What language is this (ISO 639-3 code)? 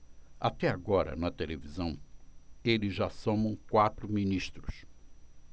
por